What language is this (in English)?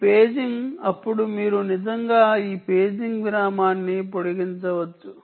Telugu